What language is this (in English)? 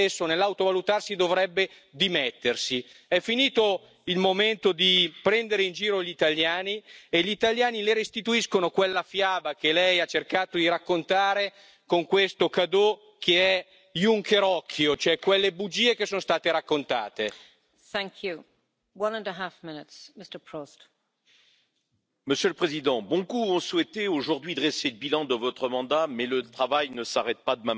Spanish